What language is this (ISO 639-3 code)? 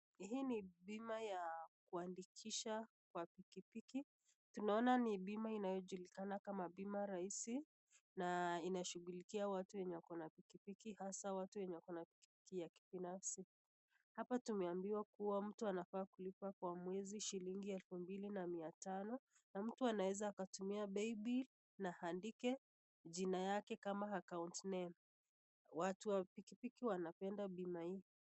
swa